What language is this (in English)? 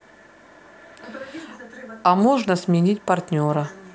Russian